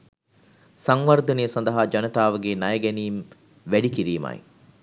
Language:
Sinhala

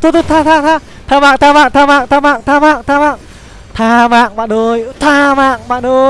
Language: Vietnamese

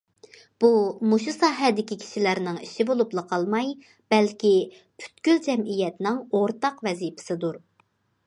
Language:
Uyghur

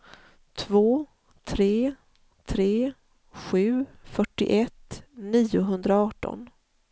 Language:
Swedish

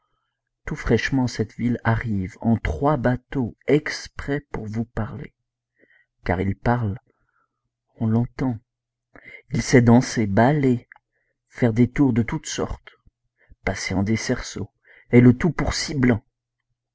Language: French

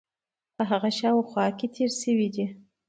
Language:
Pashto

